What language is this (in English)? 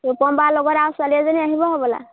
Assamese